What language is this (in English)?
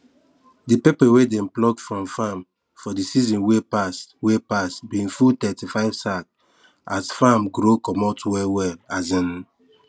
Nigerian Pidgin